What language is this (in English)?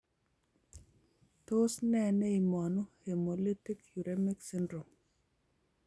Kalenjin